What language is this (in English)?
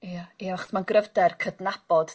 Welsh